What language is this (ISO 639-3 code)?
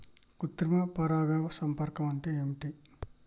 tel